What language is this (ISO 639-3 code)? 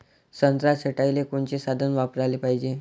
mar